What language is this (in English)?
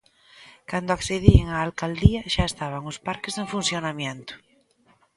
Galician